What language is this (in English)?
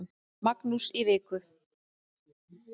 Icelandic